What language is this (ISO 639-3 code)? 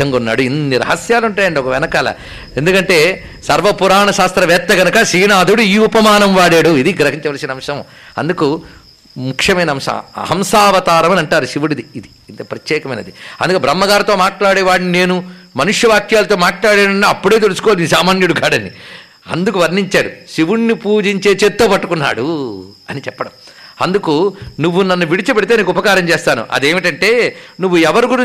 tel